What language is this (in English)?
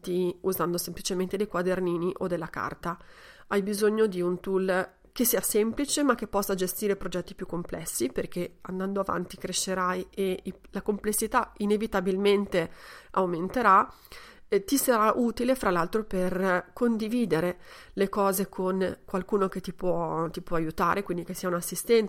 Italian